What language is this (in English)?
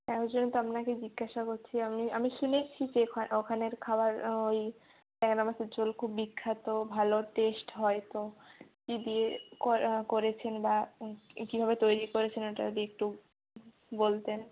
Bangla